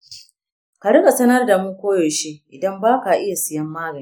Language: Hausa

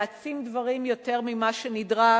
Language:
Hebrew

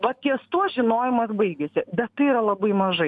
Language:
Lithuanian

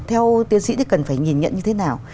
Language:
Vietnamese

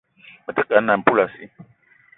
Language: Eton (Cameroon)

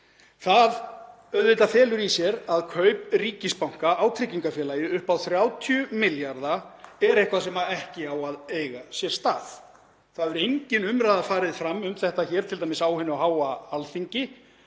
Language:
Icelandic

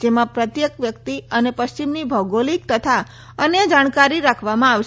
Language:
Gujarati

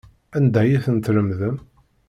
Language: Kabyle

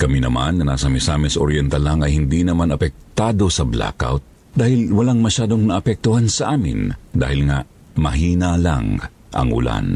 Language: Filipino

